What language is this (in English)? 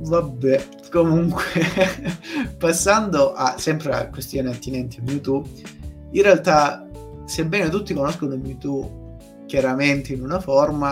Italian